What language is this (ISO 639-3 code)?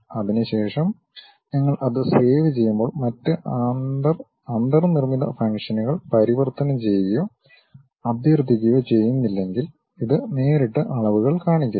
mal